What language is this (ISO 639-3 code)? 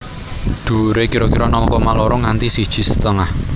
jav